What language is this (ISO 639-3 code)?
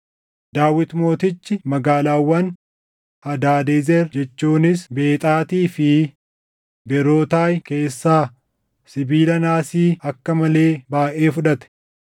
orm